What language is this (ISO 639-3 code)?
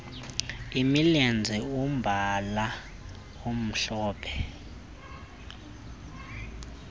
xho